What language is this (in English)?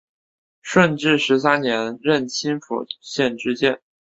Chinese